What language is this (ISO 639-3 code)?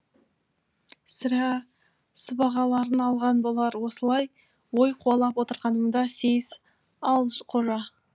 kaz